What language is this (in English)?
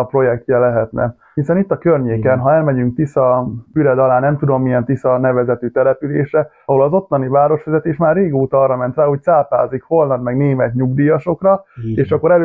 Hungarian